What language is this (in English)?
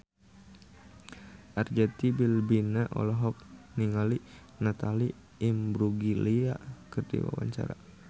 Sundanese